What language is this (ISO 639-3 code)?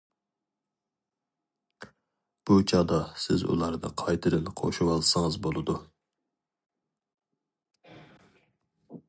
uig